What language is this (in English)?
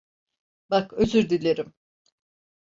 Turkish